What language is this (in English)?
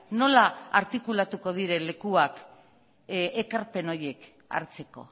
Basque